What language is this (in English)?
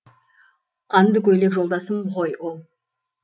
Kazakh